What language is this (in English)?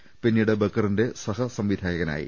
Malayalam